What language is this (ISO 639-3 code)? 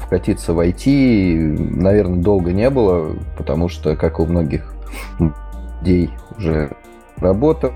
rus